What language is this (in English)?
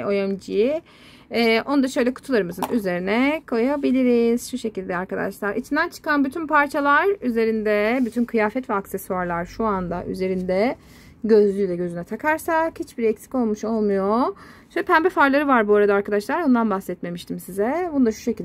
Turkish